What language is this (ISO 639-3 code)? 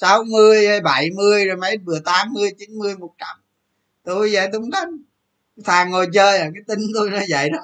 vie